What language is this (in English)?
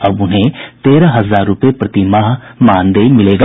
Hindi